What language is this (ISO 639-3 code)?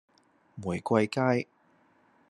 yue